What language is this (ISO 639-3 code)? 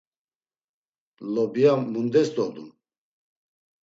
lzz